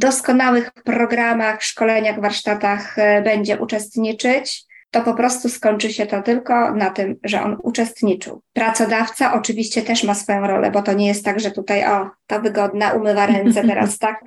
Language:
Polish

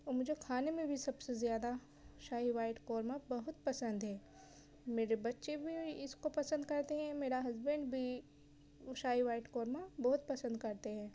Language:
Urdu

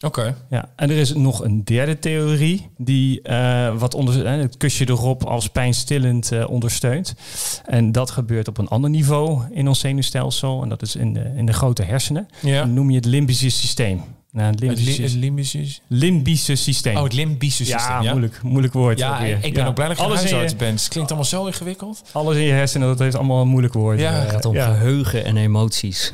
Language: Dutch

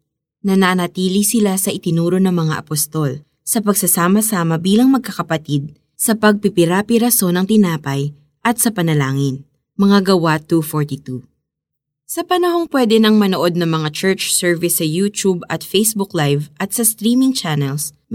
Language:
Filipino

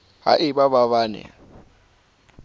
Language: Southern Sotho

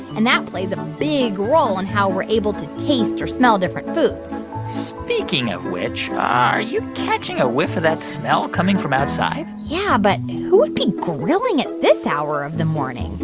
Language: English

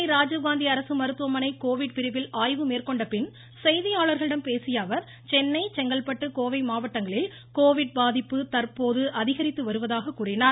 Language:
Tamil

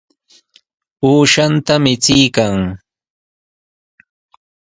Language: Sihuas Ancash Quechua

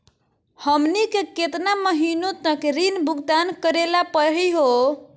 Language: Magahi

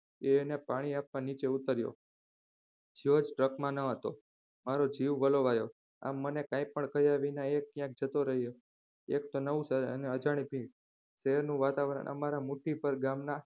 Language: Gujarati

